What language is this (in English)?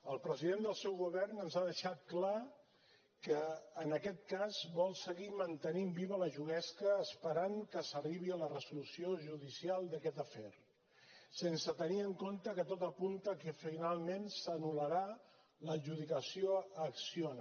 Catalan